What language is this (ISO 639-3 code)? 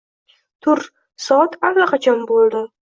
uzb